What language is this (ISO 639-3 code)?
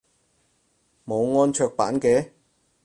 yue